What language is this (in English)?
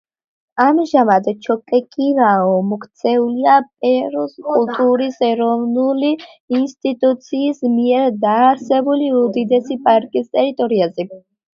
Georgian